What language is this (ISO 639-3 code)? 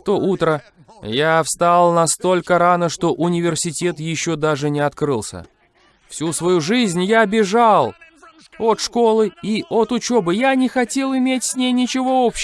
rus